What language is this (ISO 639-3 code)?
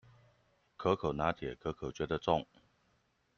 zho